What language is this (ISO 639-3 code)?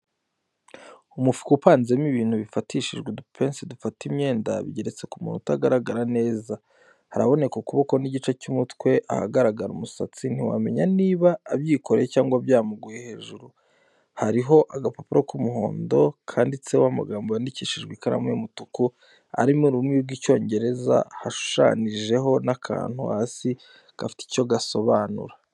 kin